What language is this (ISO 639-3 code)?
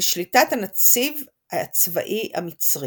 heb